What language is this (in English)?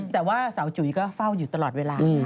Thai